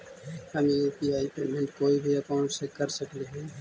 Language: Magahi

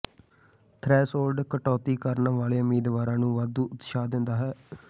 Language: Punjabi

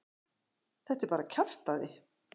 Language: Icelandic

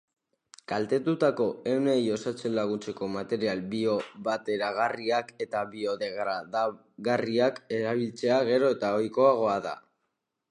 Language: Basque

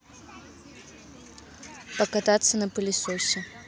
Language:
Russian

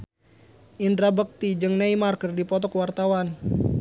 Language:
Sundanese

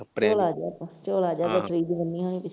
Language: Punjabi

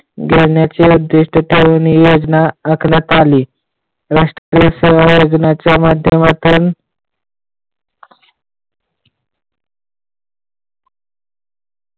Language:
Marathi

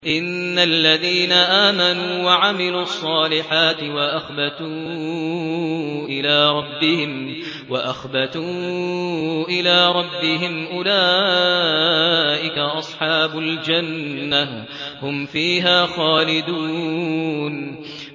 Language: Arabic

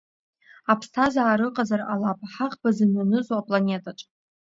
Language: Abkhazian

